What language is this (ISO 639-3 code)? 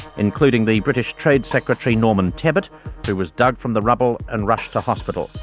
eng